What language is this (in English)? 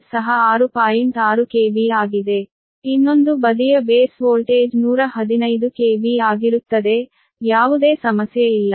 Kannada